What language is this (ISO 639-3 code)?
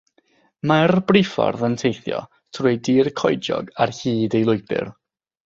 cym